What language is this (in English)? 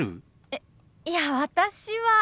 Japanese